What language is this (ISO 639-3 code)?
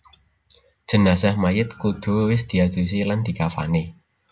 jav